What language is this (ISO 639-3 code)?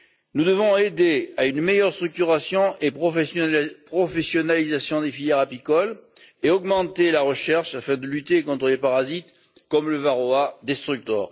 fra